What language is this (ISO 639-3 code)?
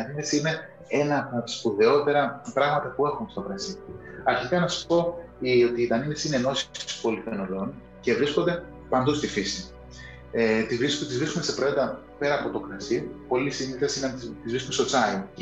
ell